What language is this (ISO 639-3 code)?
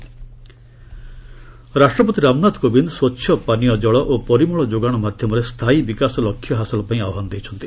ori